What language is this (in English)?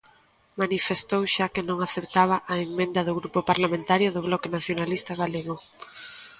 Galician